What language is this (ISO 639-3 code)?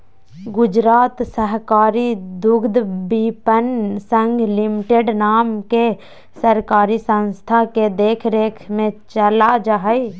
mag